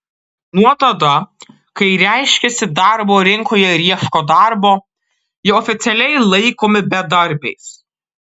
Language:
Lithuanian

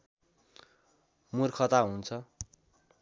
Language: Nepali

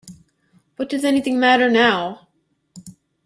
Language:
English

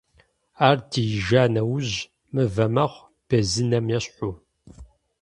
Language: Kabardian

